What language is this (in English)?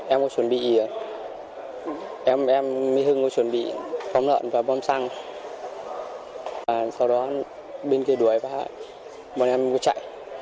Vietnamese